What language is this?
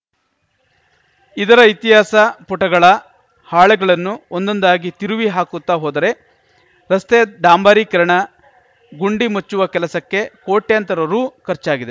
Kannada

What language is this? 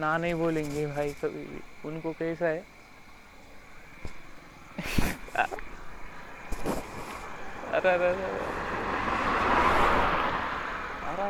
Marathi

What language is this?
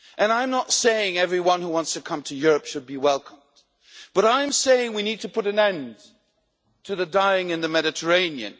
English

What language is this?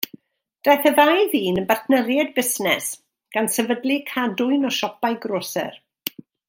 Welsh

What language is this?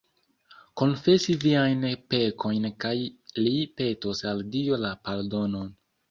Esperanto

